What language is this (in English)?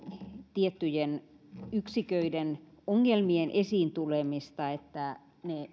Finnish